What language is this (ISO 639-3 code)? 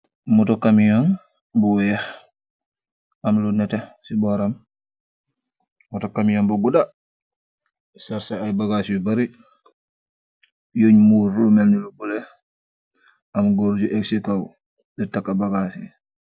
wol